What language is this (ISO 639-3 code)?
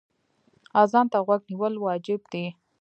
pus